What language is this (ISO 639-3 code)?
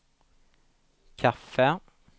swe